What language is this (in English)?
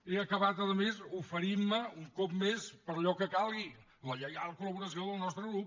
Catalan